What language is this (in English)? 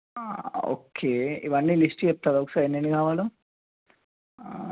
Telugu